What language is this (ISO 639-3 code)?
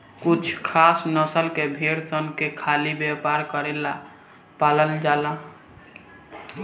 bho